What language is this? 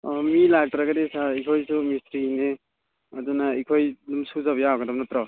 Manipuri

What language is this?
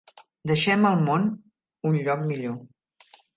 Catalan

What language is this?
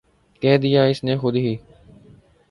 Urdu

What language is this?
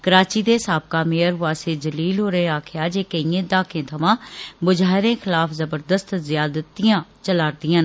Dogri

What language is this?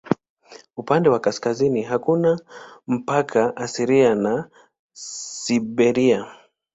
Swahili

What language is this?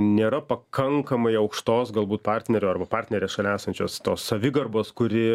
Lithuanian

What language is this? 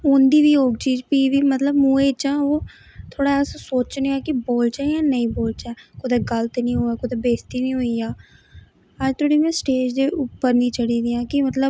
Dogri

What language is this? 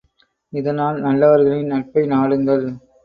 Tamil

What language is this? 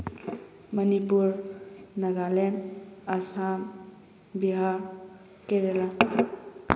Manipuri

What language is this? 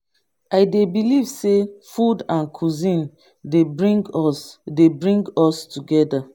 Nigerian Pidgin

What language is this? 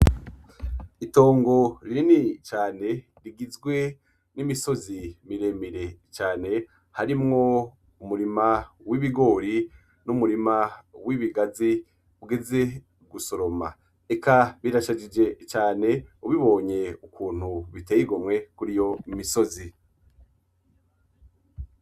Rundi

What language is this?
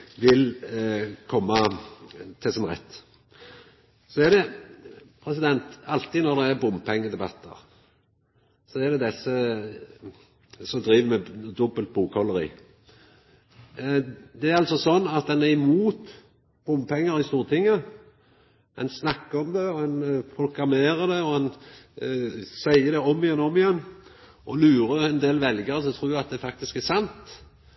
Norwegian Nynorsk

